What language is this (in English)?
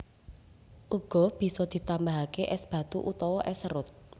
Javanese